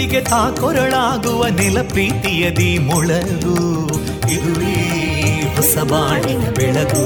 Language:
Kannada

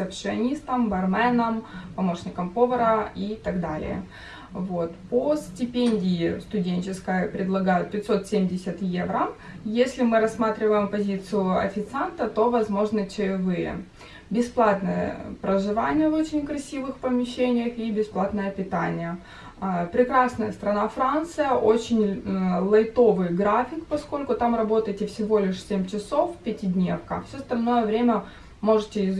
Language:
Russian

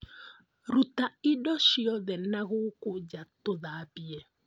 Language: Kikuyu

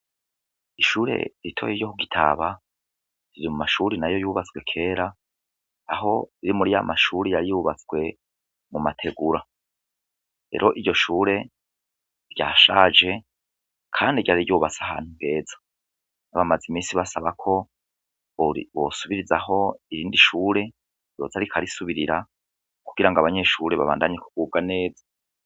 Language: Rundi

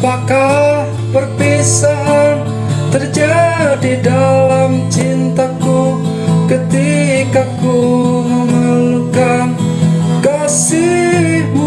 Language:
Indonesian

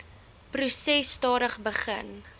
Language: Afrikaans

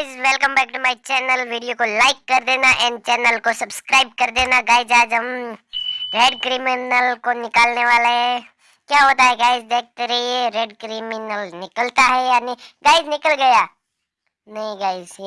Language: Hindi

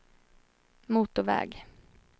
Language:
Swedish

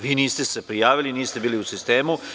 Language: Serbian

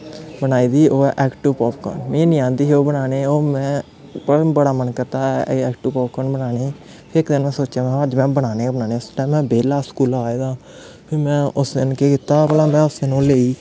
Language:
Dogri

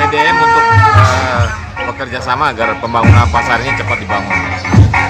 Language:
Indonesian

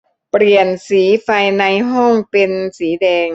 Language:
Thai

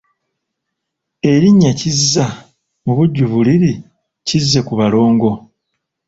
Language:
Ganda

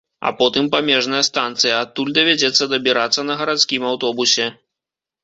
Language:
Belarusian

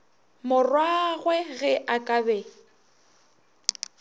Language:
Northern Sotho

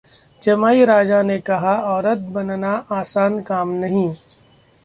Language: Hindi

